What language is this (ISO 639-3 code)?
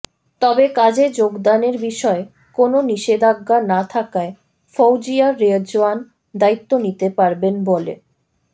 ben